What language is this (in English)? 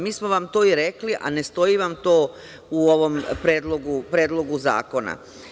Serbian